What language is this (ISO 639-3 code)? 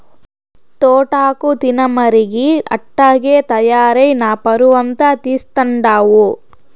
tel